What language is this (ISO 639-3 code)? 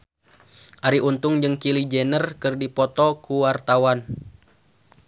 sun